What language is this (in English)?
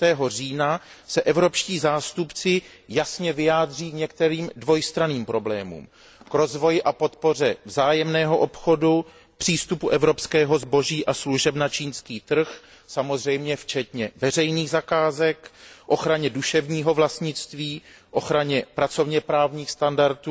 Czech